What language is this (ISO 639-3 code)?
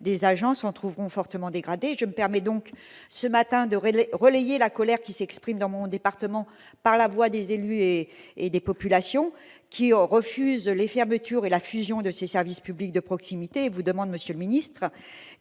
fra